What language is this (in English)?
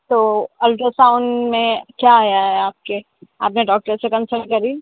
Urdu